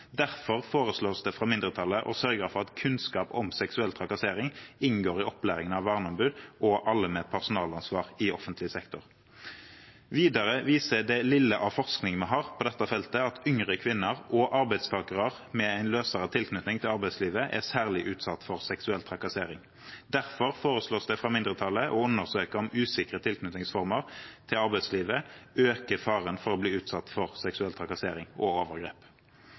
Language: Norwegian Bokmål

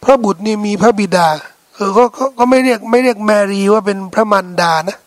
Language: Thai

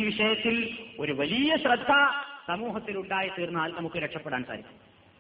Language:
Malayalam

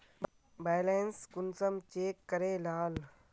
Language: Magahi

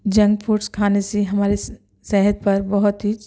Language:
Urdu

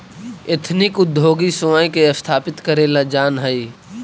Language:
Magahi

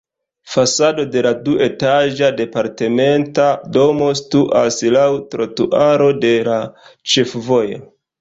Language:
Esperanto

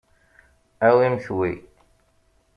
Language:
Kabyle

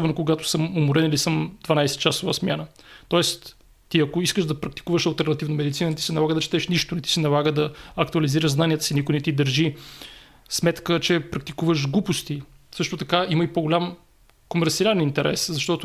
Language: Bulgarian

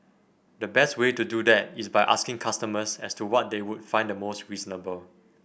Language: English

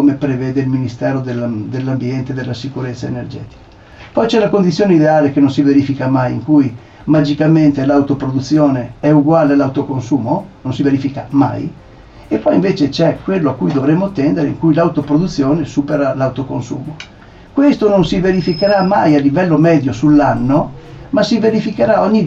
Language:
Italian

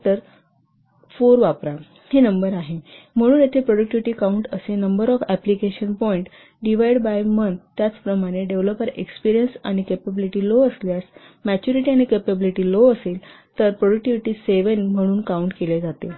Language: Marathi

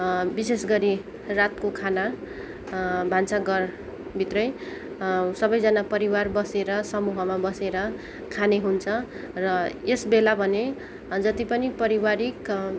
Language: Nepali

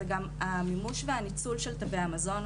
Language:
Hebrew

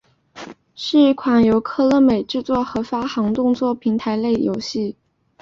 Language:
Chinese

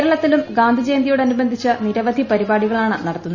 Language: Malayalam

